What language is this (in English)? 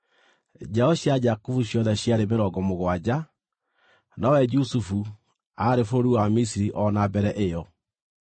Kikuyu